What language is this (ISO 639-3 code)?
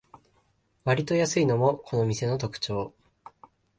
jpn